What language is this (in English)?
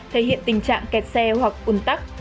Vietnamese